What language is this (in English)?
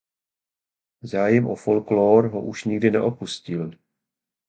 Czech